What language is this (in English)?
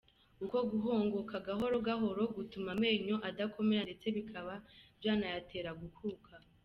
Kinyarwanda